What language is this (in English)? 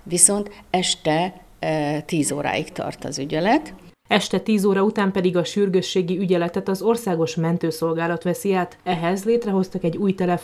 Hungarian